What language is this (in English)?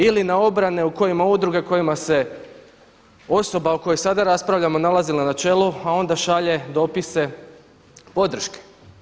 Croatian